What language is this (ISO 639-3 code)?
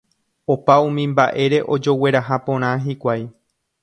grn